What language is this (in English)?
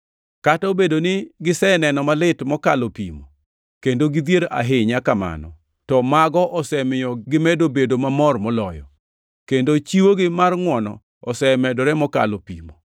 Luo (Kenya and Tanzania)